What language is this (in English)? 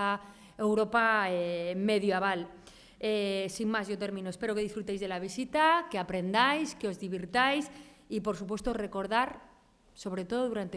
Spanish